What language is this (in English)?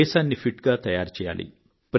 Telugu